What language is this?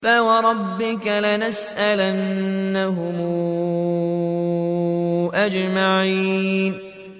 Arabic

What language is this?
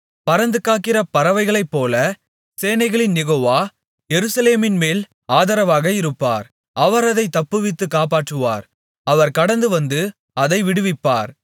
Tamil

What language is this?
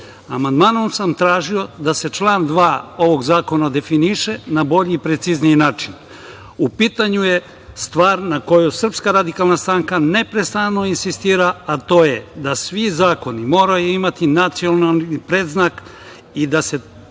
Serbian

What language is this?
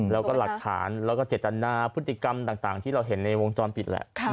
Thai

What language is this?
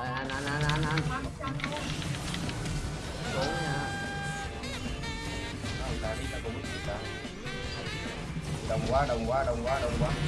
Vietnamese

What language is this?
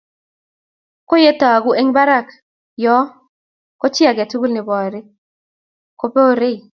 Kalenjin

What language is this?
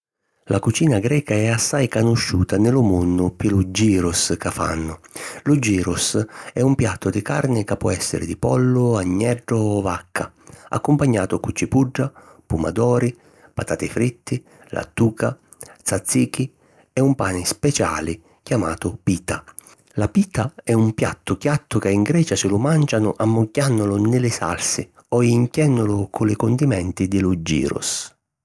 Sicilian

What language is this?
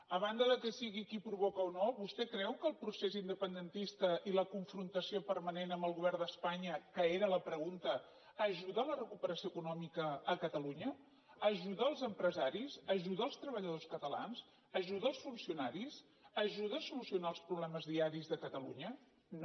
Catalan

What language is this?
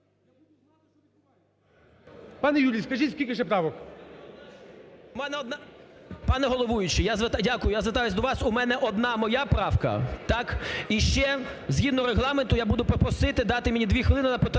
Ukrainian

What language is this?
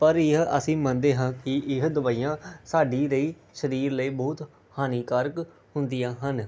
Punjabi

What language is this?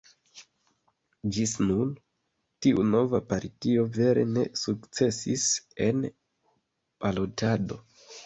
Esperanto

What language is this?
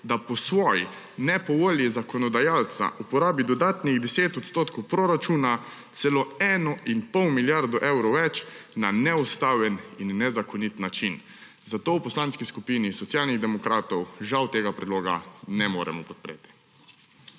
Slovenian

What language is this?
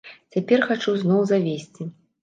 Belarusian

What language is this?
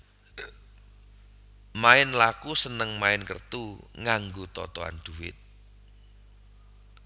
Javanese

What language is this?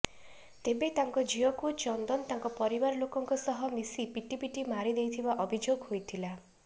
Odia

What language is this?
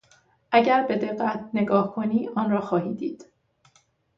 Persian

